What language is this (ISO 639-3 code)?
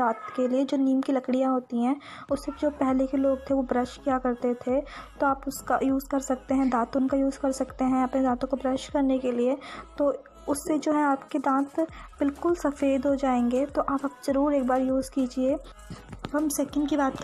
hin